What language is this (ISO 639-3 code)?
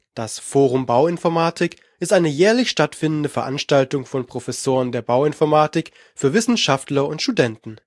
deu